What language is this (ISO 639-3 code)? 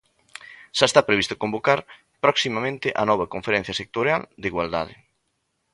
glg